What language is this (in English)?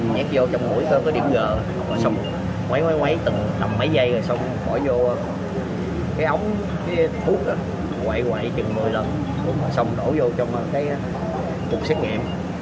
Vietnamese